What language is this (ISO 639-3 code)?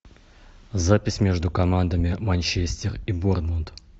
rus